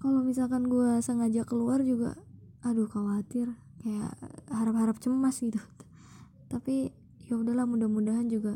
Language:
Indonesian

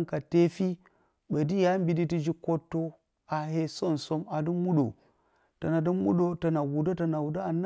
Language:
Bacama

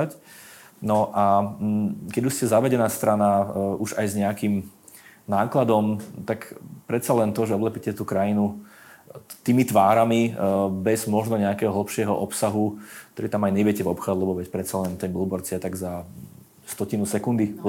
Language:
Slovak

